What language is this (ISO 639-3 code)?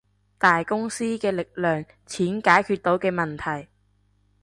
yue